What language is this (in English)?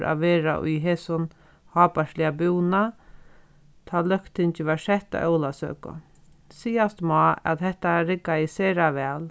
Faroese